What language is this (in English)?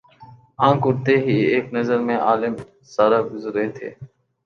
Urdu